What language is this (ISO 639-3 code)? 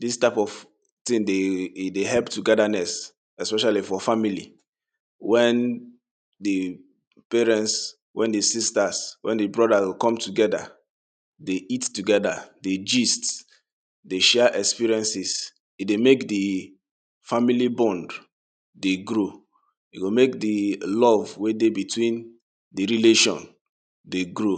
pcm